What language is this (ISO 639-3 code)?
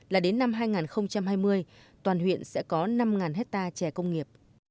vie